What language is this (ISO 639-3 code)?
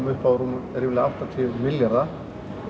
isl